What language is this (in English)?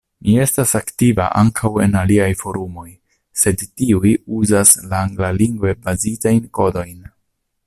Esperanto